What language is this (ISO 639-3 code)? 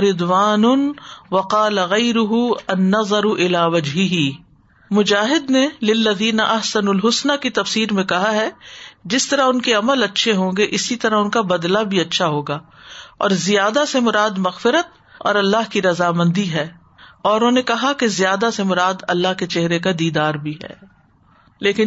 urd